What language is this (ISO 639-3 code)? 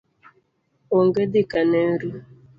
luo